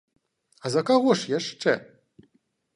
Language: Belarusian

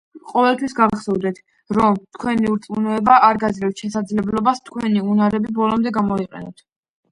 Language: Georgian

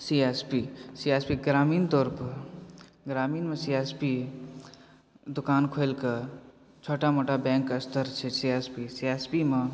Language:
Maithili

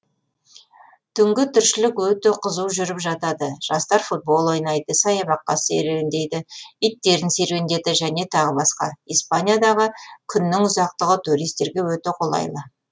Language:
Kazakh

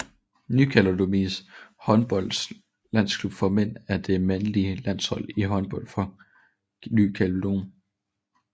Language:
Danish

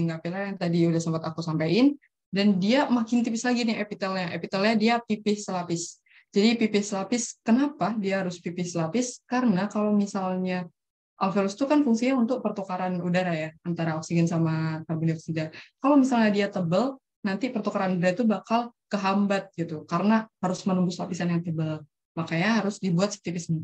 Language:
Indonesian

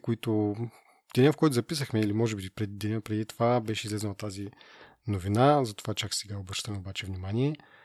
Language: Bulgarian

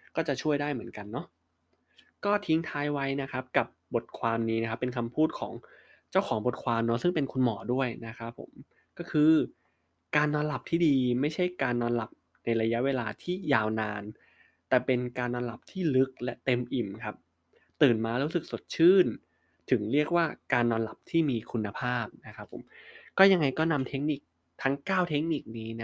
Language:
Thai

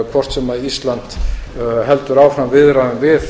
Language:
Icelandic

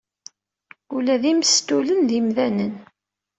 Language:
Kabyle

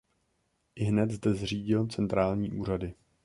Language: Czech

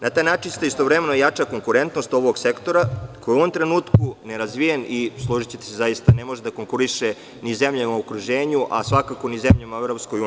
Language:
Serbian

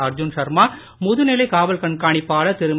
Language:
Tamil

